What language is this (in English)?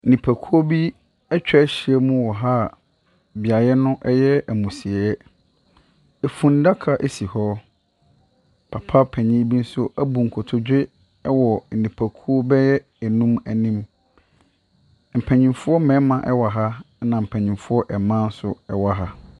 Akan